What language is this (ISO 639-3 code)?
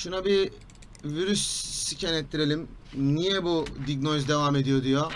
tur